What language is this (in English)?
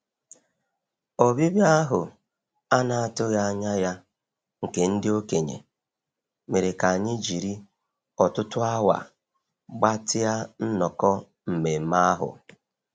Igbo